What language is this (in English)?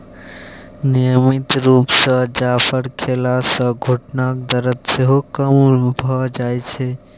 Maithili